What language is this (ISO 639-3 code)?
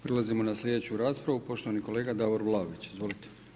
hrv